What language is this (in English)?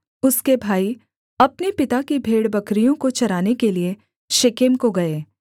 Hindi